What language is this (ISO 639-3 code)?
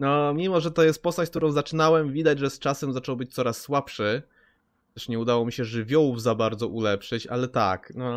pol